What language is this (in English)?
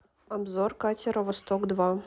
Russian